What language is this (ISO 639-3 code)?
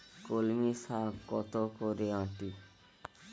ben